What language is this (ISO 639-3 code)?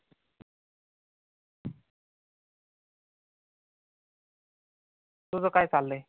mar